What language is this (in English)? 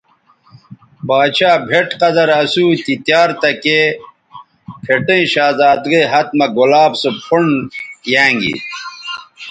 Bateri